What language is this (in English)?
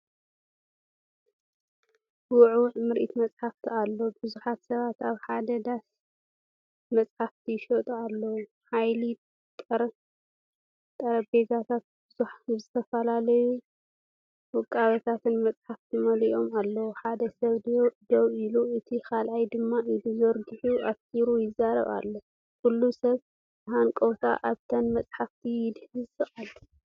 Tigrinya